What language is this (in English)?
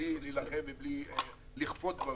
Hebrew